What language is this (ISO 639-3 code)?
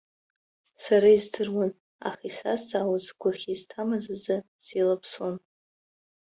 abk